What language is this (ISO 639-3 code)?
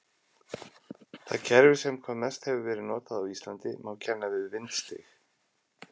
isl